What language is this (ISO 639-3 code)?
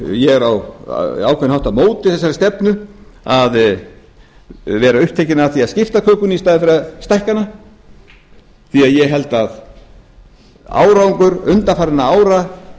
isl